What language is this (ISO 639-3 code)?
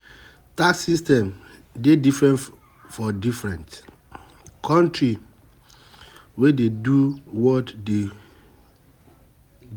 pcm